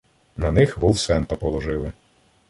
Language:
Ukrainian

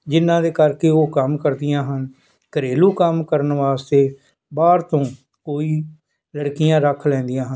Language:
Punjabi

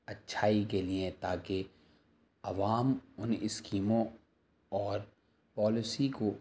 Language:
Urdu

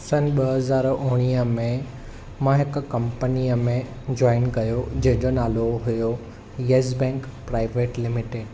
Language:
Sindhi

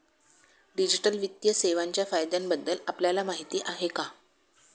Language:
Marathi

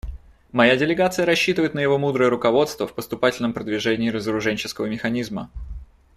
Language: Russian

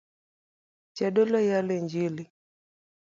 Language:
Luo (Kenya and Tanzania)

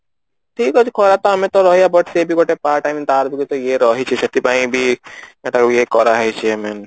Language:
Odia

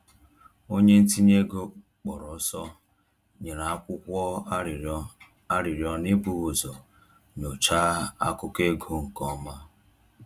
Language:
Igbo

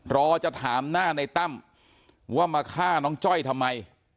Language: Thai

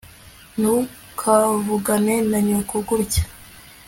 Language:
Kinyarwanda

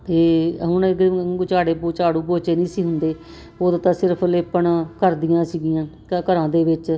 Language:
Punjabi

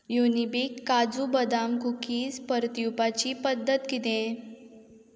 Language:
Konkani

